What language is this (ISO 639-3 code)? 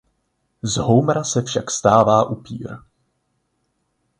ces